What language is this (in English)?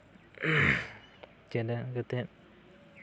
Santali